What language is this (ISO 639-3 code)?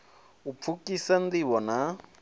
ven